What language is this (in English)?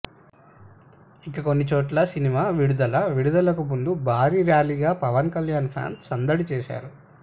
Telugu